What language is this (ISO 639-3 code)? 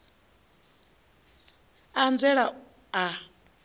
ven